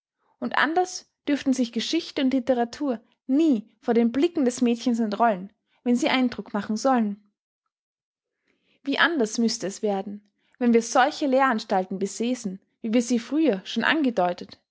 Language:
German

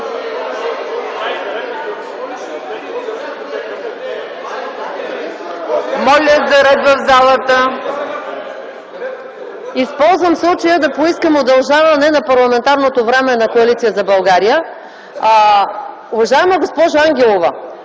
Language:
Bulgarian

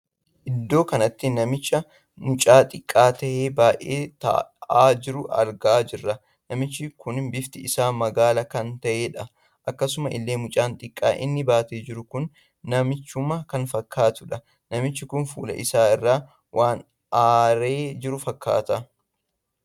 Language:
Oromo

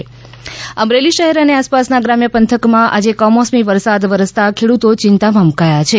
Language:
Gujarati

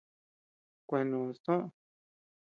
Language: Tepeuxila Cuicatec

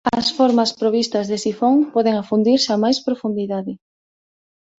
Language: Galician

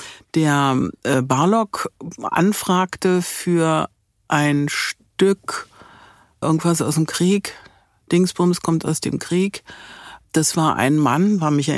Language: German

